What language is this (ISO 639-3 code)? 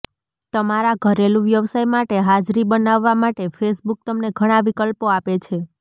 guj